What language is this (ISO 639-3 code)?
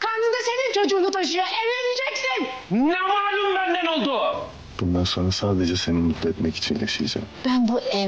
tur